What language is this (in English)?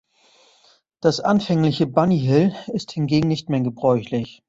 German